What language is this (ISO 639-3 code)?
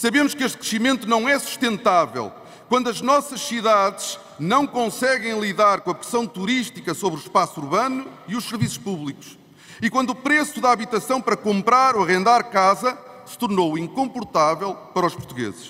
por